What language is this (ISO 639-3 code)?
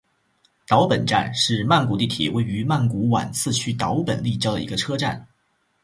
zho